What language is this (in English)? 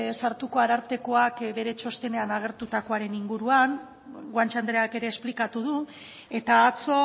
Basque